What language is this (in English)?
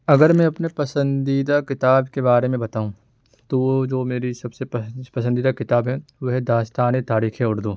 Urdu